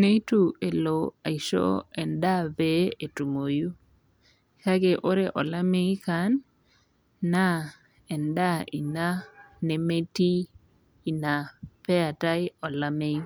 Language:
Masai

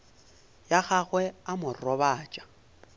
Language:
Northern Sotho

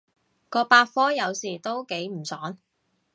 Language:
Cantonese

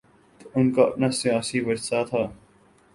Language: Urdu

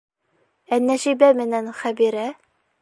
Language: Bashkir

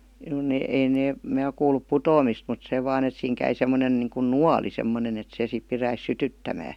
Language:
Finnish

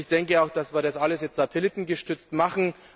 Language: German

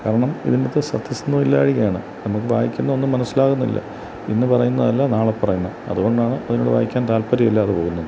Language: Malayalam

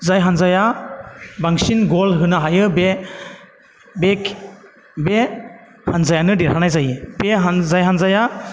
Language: Bodo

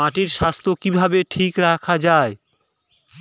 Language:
Bangla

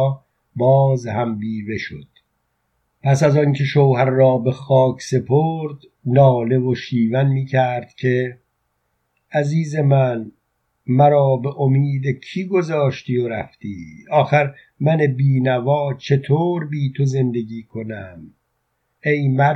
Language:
Persian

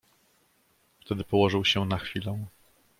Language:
Polish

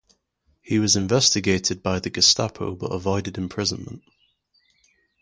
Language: English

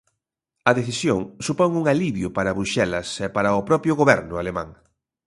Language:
Galician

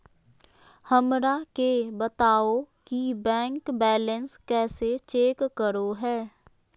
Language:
Magahi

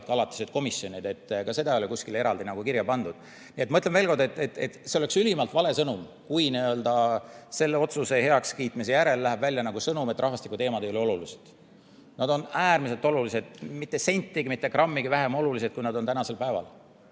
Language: Estonian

